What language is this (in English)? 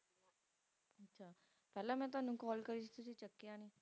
Punjabi